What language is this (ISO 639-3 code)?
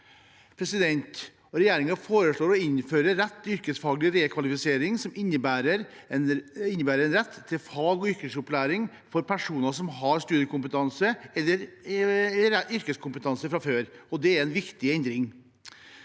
nor